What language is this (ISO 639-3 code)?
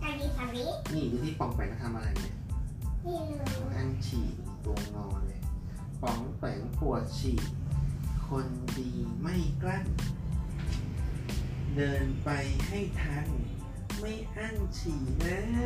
tha